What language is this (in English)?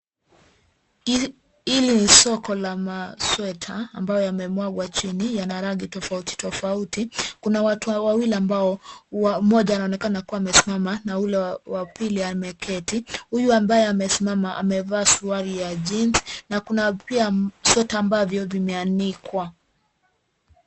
Swahili